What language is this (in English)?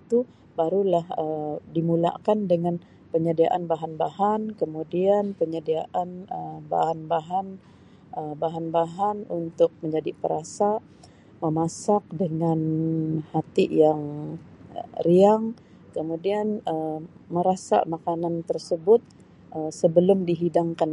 Sabah Malay